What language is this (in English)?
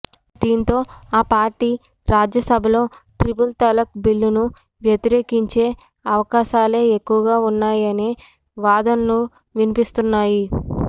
Telugu